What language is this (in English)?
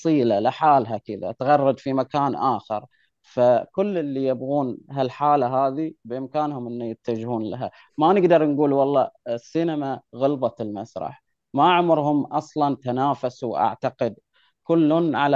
Arabic